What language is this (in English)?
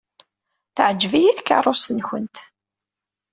Kabyle